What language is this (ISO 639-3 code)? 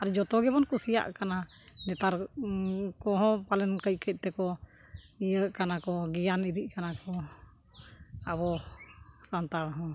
sat